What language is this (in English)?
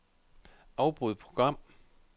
Danish